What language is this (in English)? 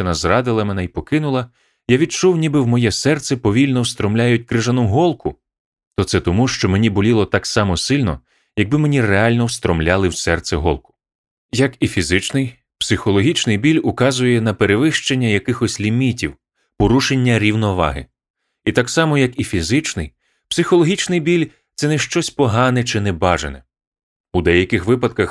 Ukrainian